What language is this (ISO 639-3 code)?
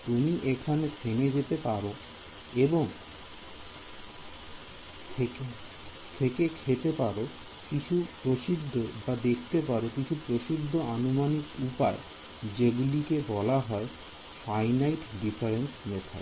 ben